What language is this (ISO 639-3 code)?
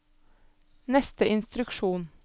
nor